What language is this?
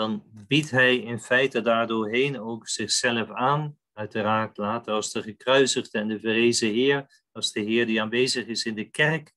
Dutch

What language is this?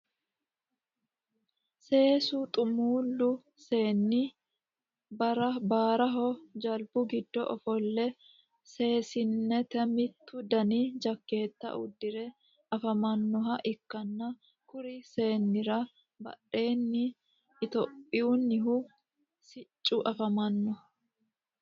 Sidamo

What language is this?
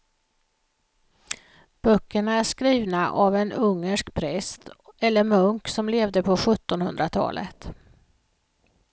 Swedish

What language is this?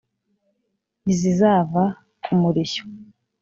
Kinyarwanda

